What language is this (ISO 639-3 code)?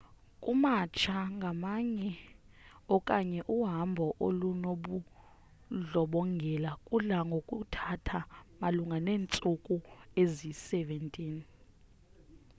xho